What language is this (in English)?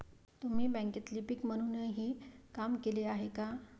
Marathi